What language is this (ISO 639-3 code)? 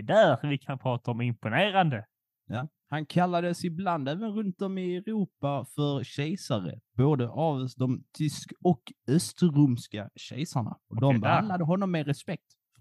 swe